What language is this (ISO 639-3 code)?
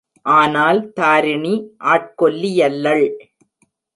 tam